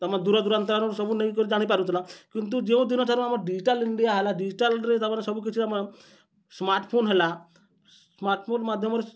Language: Odia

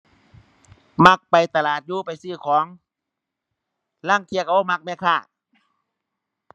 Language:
Thai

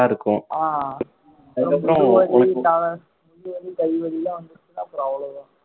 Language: Tamil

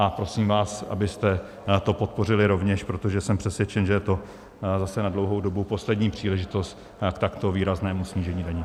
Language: Czech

